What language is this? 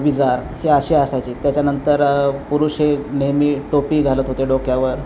Marathi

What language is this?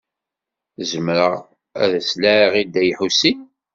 Kabyle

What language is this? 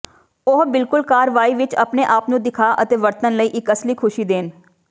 Punjabi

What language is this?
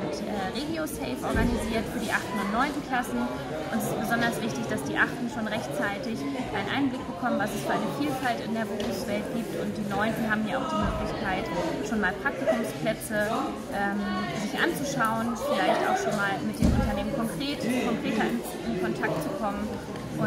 German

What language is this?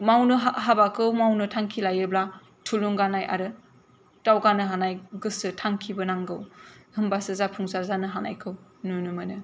Bodo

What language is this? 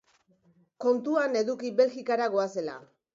Basque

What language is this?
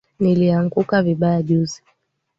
Swahili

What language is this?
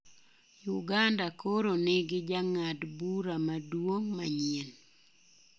Luo (Kenya and Tanzania)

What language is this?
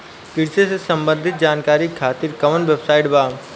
Bhojpuri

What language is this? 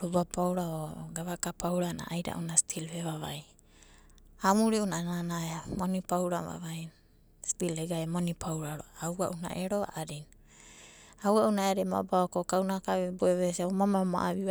Abadi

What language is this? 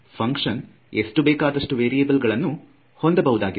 Kannada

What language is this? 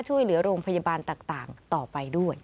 Thai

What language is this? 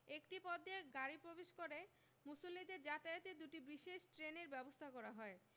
Bangla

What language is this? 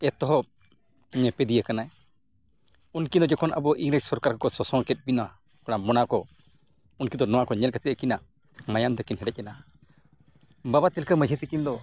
Santali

